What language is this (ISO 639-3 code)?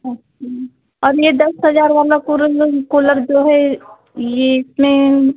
hin